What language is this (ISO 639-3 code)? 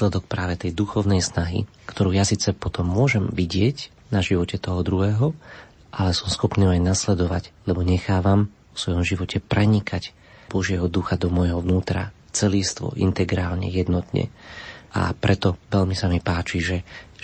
slk